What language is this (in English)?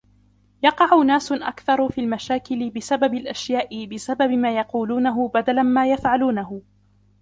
Arabic